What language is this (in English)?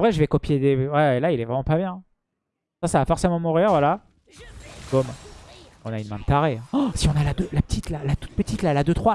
French